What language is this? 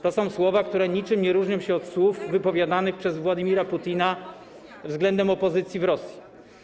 Polish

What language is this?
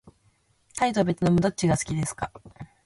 Japanese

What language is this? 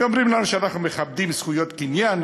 Hebrew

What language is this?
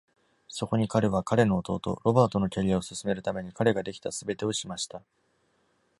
Japanese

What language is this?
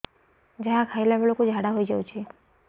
Odia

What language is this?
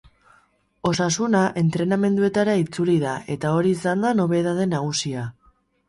Basque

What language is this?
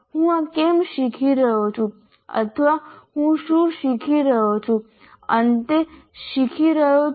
Gujarati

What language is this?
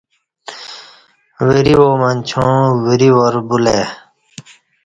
Kati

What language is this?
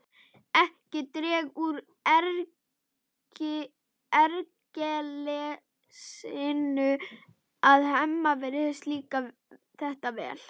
Icelandic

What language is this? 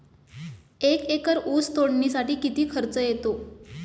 Marathi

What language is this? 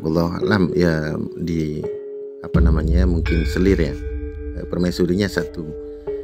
Indonesian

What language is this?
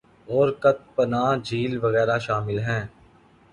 Urdu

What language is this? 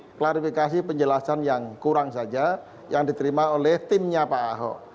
Indonesian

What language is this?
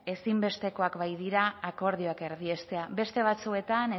Basque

